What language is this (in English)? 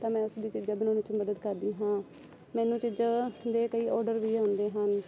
Punjabi